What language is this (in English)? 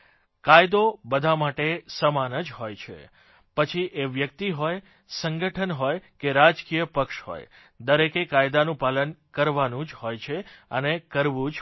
Gujarati